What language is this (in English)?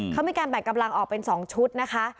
Thai